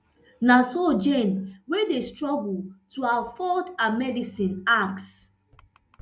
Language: Nigerian Pidgin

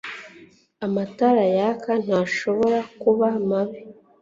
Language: Kinyarwanda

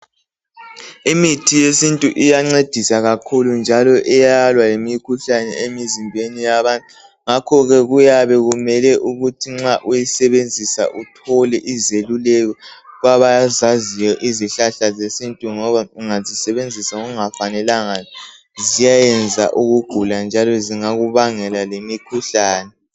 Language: North Ndebele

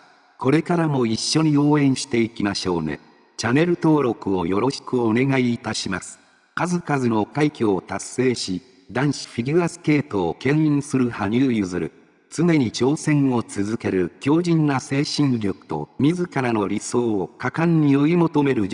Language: Japanese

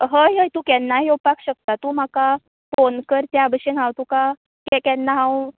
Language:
Konkani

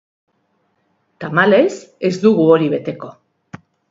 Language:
Basque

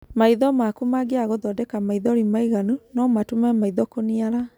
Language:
Kikuyu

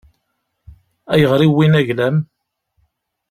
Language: Kabyle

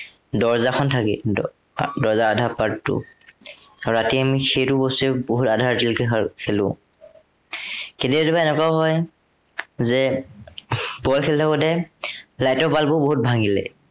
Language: Assamese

